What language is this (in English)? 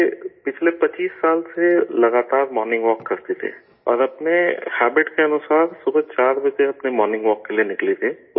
Urdu